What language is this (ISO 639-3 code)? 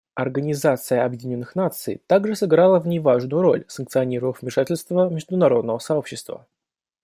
rus